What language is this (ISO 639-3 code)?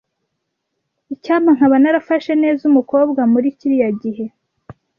kin